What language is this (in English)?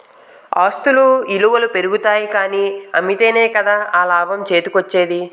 Telugu